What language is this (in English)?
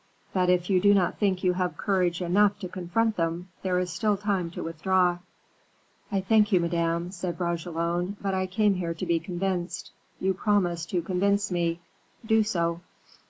English